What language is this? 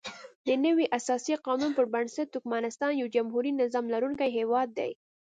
Pashto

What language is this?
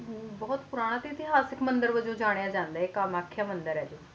Punjabi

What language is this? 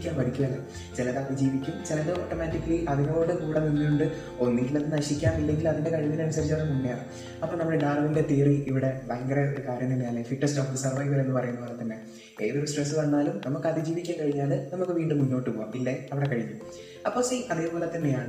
Malayalam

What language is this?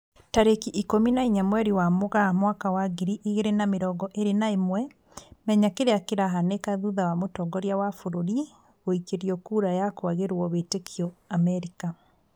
Kikuyu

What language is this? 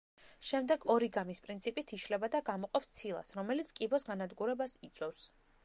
Georgian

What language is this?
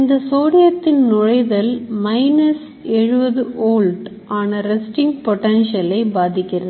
Tamil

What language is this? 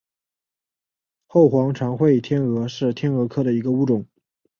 Chinese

